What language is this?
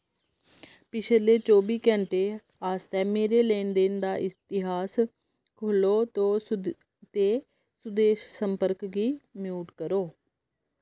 Dogri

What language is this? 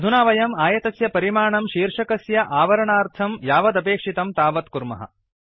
Sanskrit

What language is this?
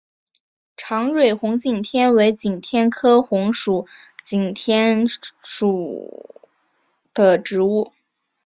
Chinese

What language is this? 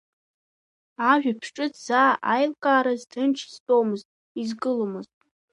Abkhazian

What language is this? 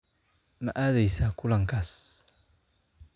Somali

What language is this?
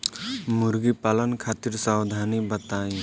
Bhojpuri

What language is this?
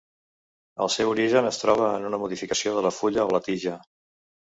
Catalan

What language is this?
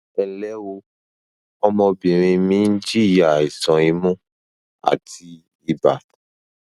Yoruba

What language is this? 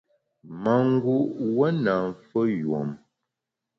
Bamun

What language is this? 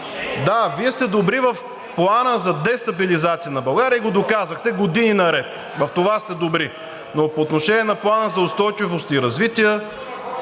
Bulgarian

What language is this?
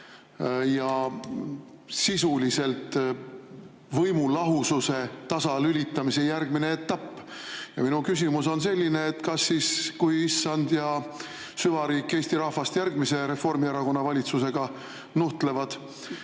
Estonian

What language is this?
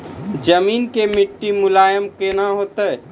Maithili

